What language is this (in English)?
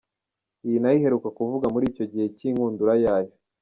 Kinyarwanda